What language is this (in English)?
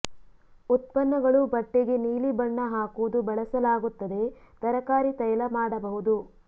Kannada